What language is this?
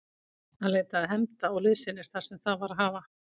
Icelandic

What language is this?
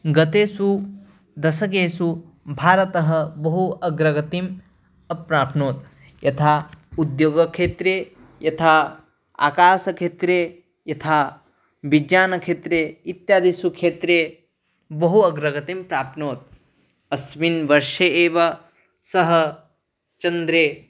Sanskrit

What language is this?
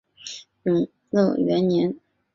Chinese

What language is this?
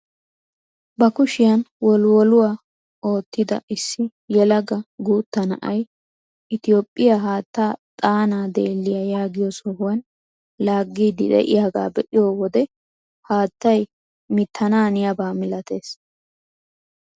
Wolaytta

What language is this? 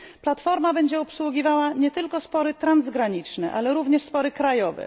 Polish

